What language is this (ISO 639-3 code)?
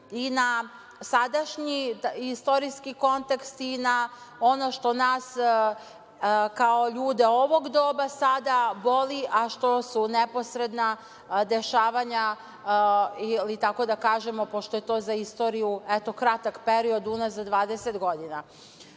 srp